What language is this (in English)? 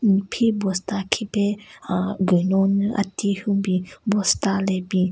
Southern Rengma Naga